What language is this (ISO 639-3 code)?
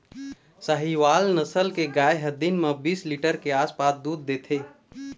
hne